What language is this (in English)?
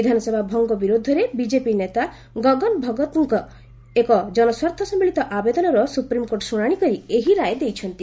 Odia